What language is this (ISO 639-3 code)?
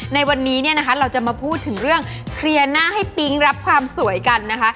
tha